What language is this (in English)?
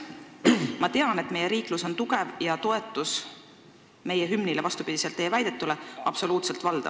Estonian